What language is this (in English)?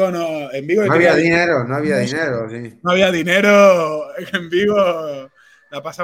Spanish